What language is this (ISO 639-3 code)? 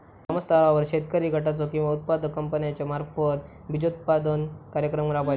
mar